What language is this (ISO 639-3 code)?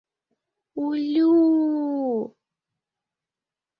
chm